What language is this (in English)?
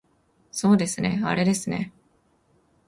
Japanese